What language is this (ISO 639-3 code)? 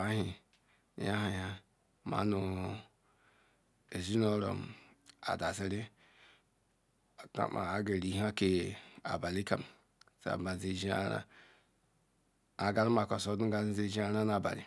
ikw